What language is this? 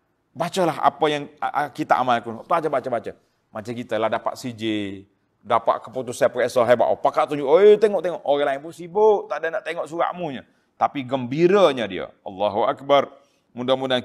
Malay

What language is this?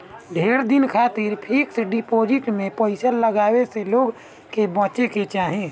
Bhojpuri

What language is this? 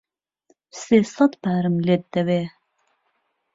Central Kurdish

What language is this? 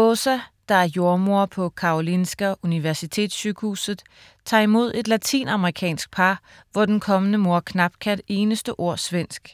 Danish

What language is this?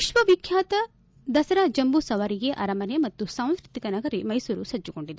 Kannada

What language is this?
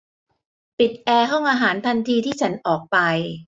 Thai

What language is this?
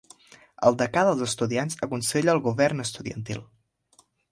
Catalan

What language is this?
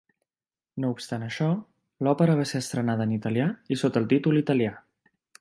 Catalan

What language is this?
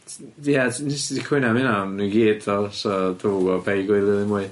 Welsh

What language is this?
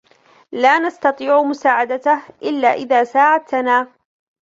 Arabic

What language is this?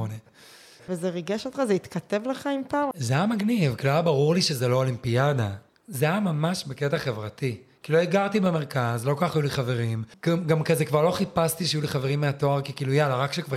Hebrew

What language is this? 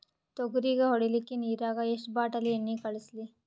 Kannada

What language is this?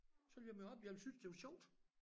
Danish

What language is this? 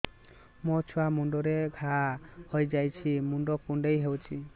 Odia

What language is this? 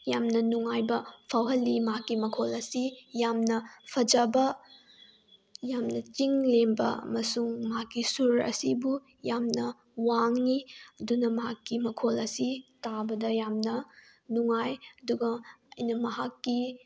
Manipuri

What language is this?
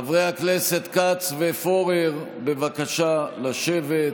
Hebrew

